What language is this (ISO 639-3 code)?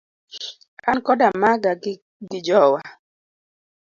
luo